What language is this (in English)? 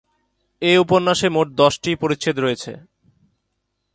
Bangla